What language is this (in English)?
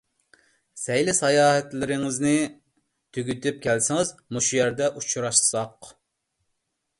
Uyghur